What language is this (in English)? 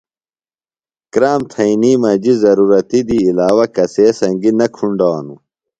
Phalura